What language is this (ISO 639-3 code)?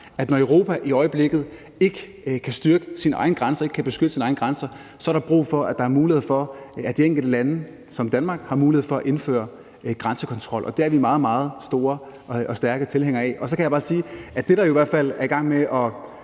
dan